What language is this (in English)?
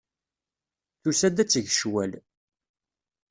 Kabyle